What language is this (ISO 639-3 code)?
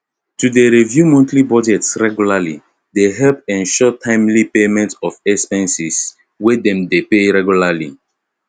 pcm